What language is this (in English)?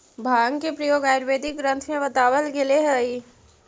Magahi